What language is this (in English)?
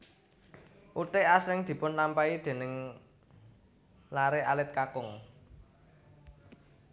Javanese